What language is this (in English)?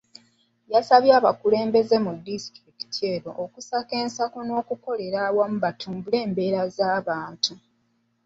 Ganda